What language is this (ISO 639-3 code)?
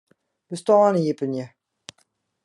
fry